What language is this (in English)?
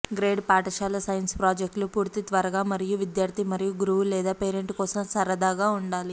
Telugu